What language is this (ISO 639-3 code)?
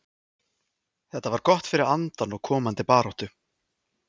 isl